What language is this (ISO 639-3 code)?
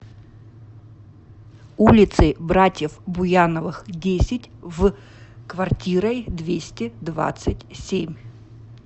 rus